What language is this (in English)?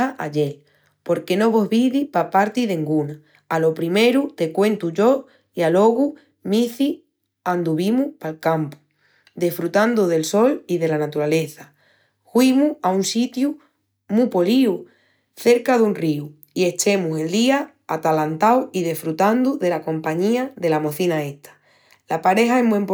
Extremaduran